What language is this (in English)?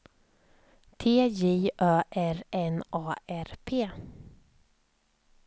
Swedish